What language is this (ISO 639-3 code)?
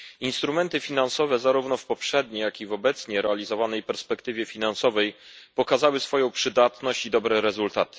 pol